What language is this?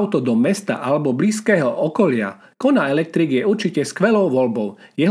Slovak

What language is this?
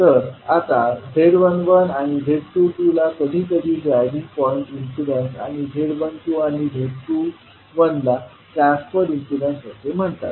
Marathi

